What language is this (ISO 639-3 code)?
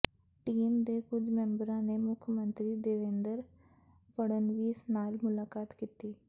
pan